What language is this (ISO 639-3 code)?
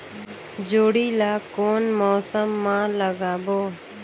hne